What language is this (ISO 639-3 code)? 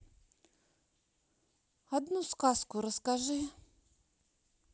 rus